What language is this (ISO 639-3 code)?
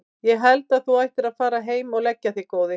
isl